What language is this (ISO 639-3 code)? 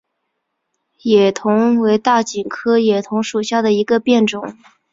zho